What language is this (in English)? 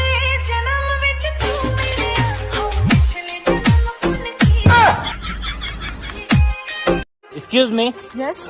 Hindi